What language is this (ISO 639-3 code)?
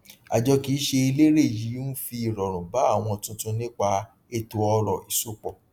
yor